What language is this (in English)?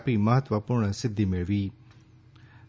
Gujarati